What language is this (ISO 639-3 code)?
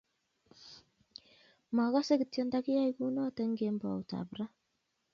kln